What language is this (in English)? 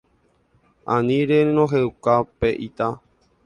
Guarani